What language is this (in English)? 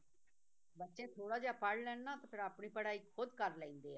Punjabi